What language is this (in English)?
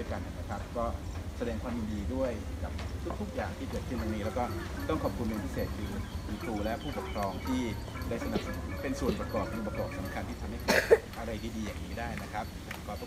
Thai